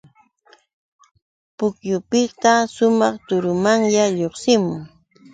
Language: Yauyos Quechua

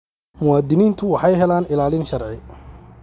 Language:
Somali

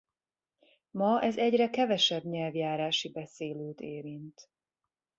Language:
Hungarian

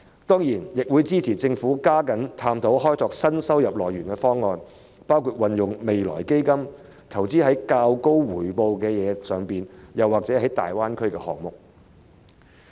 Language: Cantonese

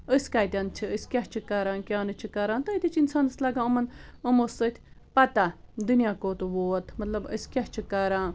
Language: Kashmiri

